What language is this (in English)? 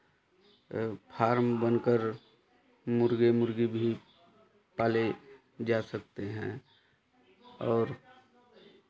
Hindi